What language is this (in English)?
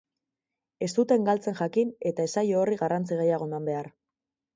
Basque